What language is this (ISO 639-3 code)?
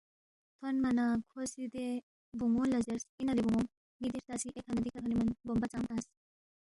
bft